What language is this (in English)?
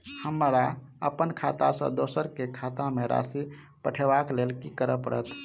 Maithili